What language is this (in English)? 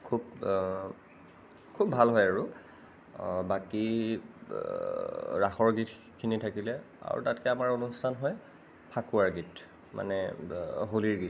Assamese